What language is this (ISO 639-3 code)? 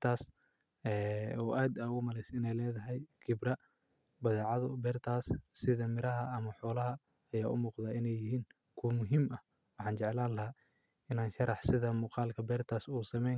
som